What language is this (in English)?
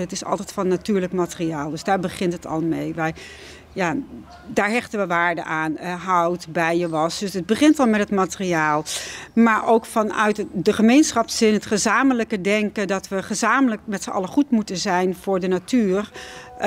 Dutch